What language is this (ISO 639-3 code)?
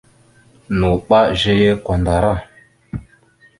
mxu